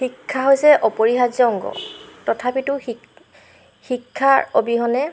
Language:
Assamese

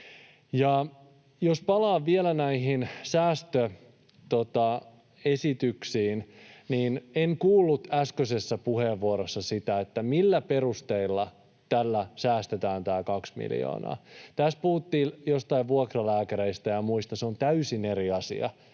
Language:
Finnish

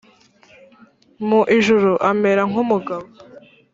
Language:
Kinyarwanda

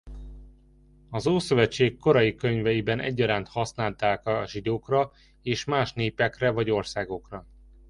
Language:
Hungarian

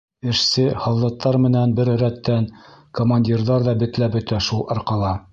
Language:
Bashkir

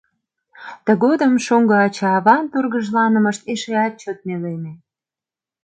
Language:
Mari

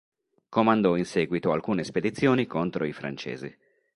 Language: Italian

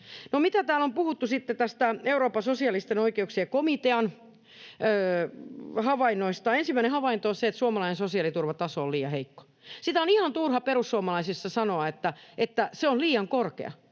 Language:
Finnish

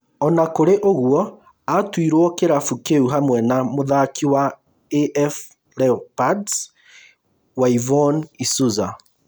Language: Kikuyu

